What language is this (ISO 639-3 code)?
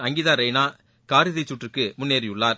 tam